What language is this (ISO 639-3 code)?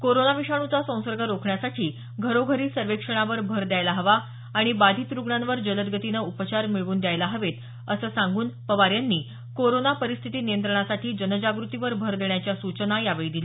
mar